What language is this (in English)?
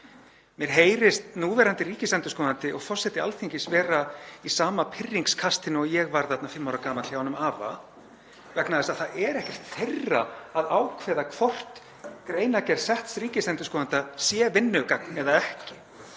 Icelandic